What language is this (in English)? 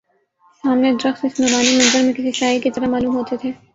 Urdu